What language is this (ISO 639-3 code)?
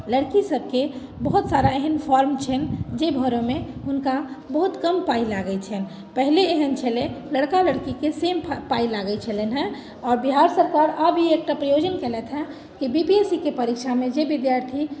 mai